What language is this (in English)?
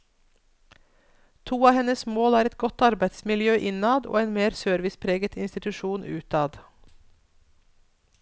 Norwegian